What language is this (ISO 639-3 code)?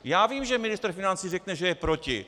ces